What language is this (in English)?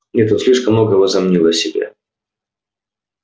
Russian